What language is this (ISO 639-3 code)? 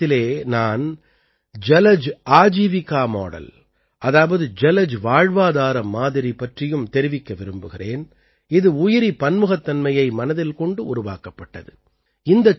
tam